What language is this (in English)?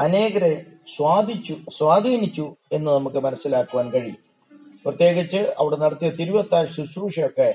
Malayalam